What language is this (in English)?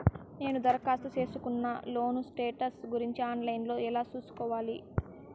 Telugu